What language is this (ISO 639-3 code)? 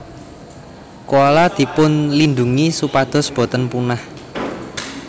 jav